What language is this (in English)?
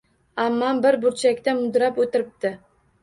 Uzbek